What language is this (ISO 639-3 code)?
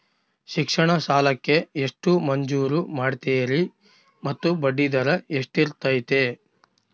kan